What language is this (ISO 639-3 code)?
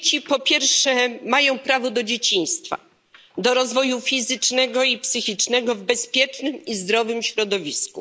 pol